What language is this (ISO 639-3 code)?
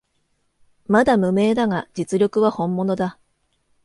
jpn